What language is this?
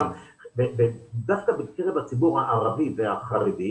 Hebrew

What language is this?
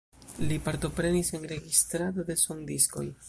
Esperanto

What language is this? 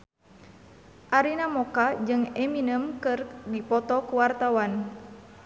Sundanese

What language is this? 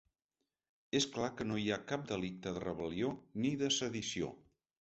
Catalan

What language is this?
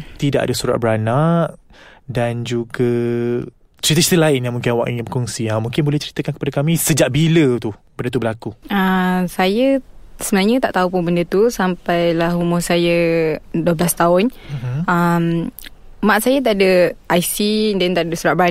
Malay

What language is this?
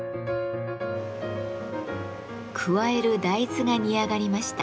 Japanese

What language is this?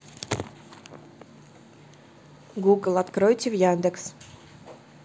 Russian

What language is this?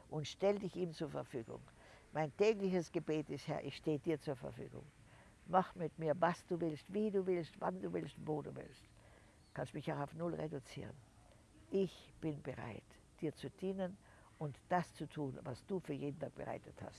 German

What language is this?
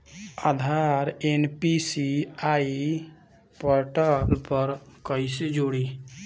Bhojpuri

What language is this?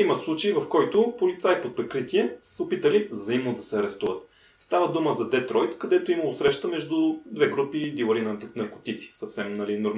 Bulgarian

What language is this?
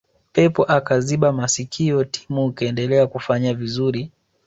Swahili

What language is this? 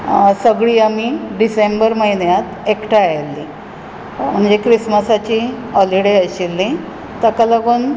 Konkani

